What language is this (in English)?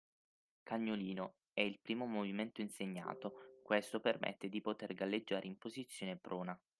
Italian